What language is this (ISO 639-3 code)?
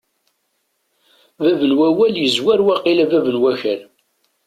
kab